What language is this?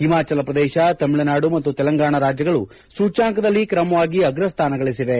Kannada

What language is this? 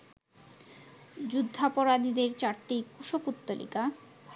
Bangla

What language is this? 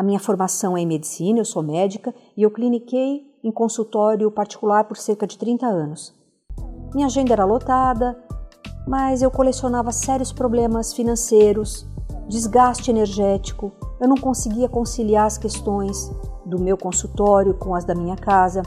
Portuguese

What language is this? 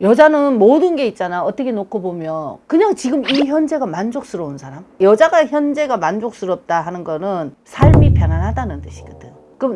Korean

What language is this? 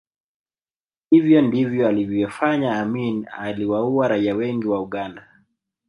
Swahili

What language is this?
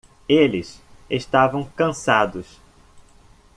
Portuguese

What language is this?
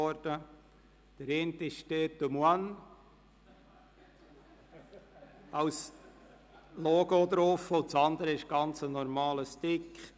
Swiss German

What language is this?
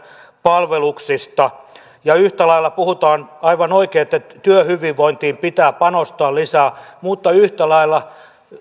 Finnish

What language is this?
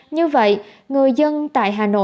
Vietnamese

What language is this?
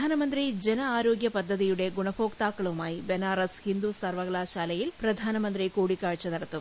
Malayalam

